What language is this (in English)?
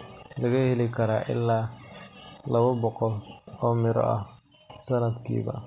Somali